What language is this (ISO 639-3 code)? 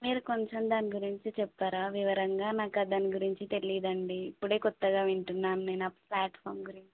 tel